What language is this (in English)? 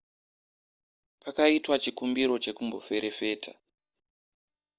Shona